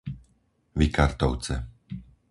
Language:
Slovak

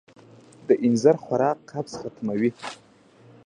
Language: Pashto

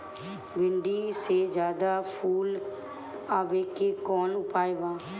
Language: Bhojpuri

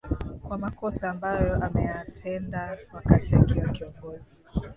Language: Swahili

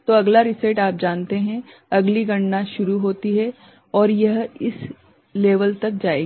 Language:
Hindi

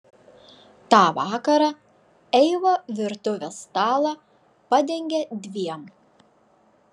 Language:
Lithuanian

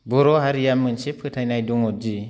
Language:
Bodo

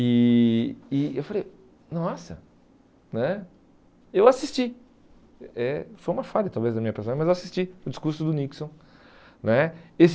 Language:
Portuguese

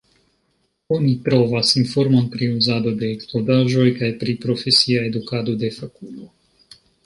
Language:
Esperanto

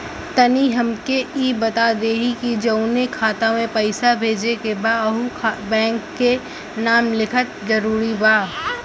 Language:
Bhojpuri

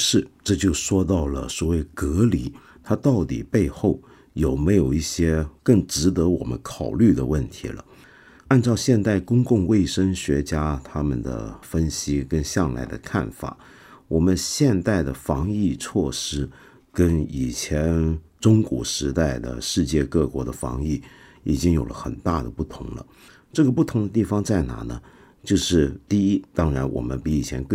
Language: Chinese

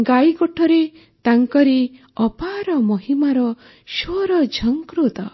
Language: Odia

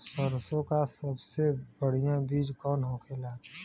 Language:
Bhojpuri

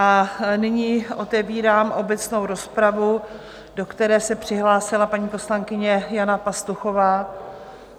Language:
Czech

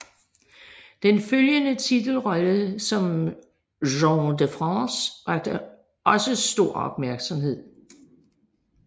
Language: Danish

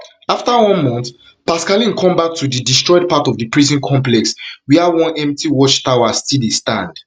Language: Nigerian Pidgin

